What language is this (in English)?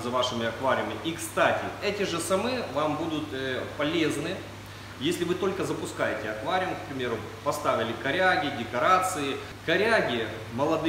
Russian